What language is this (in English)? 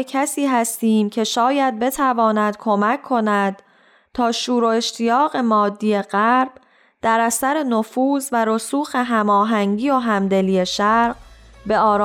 Persian